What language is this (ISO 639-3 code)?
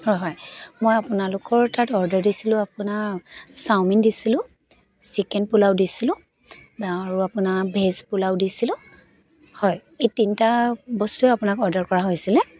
asm